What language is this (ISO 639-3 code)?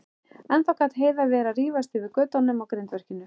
isl